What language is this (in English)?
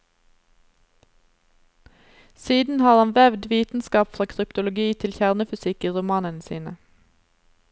Norwegian